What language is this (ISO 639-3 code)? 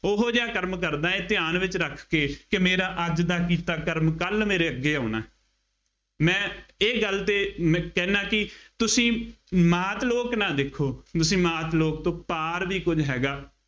pan